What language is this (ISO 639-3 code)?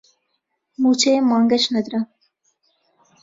ckb